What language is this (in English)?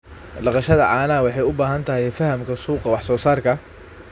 Somali